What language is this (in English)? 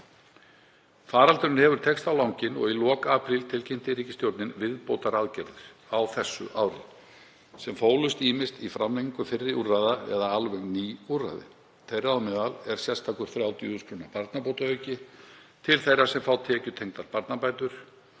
Icelandic